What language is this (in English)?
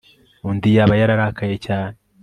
Kinyarwanda